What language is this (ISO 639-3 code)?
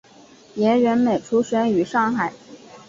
zho